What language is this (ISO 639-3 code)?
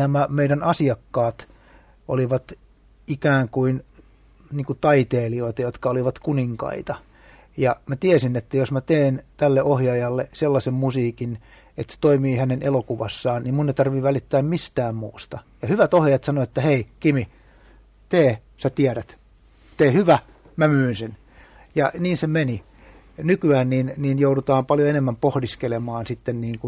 fin